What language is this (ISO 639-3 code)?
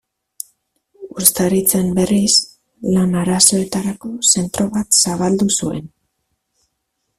eus